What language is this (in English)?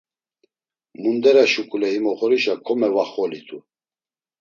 Laz